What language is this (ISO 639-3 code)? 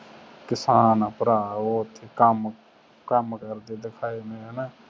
pan